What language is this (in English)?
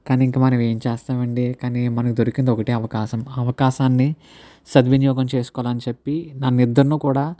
Telugu